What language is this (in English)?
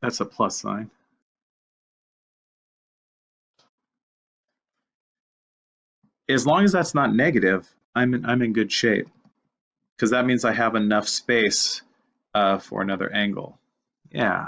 English